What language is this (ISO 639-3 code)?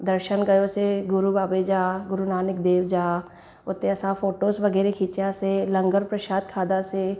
snd